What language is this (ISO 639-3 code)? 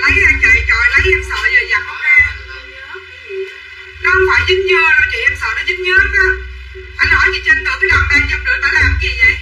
vie